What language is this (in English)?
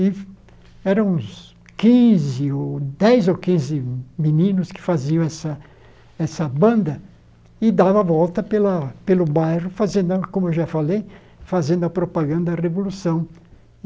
Portuguese